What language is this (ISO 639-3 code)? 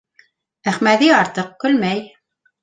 bak